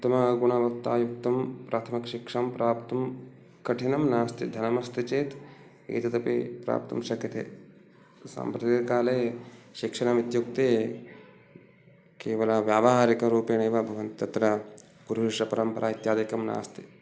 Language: Sanskrit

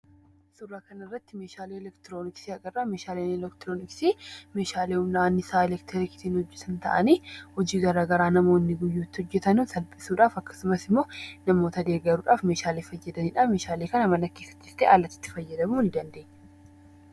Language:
Oromo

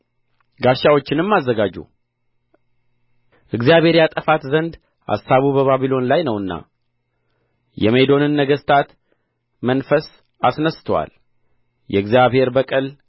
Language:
Amharic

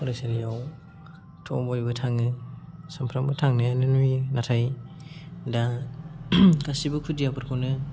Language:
Bodo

